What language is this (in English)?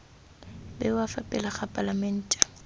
Tswana